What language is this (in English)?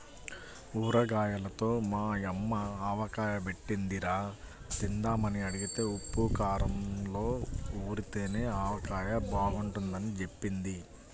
Telugu